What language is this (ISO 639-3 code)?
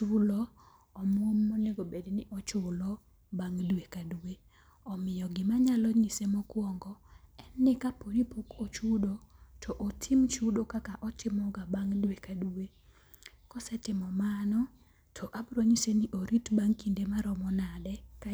luo